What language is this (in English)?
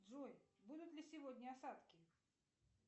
Russian